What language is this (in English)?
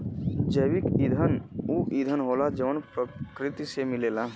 Bhojpuri